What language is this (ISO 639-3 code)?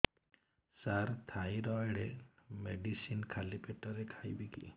ori